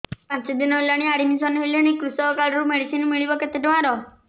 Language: Odia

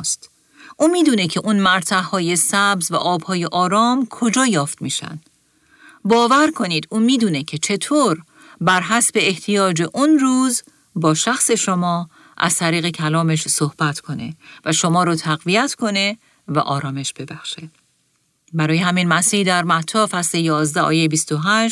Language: Persian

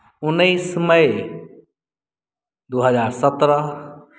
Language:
Maithili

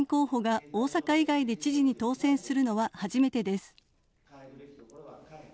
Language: Japanese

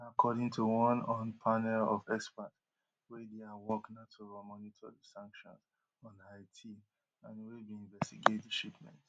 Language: Nigerian Pidgin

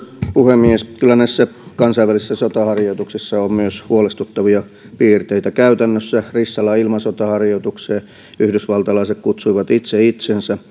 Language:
Finnish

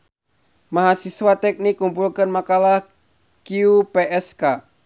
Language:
Sundanese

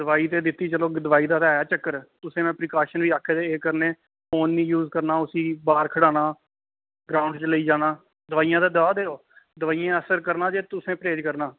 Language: Dogri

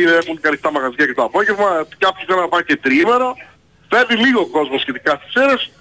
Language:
Greek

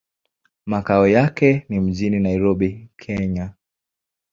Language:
Swahili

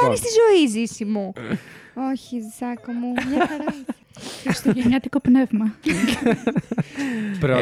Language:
Greek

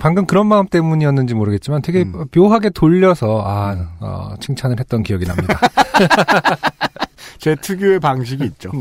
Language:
Korean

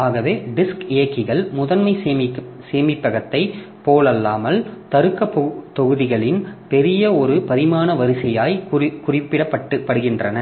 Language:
Tamil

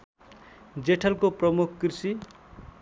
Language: Nepali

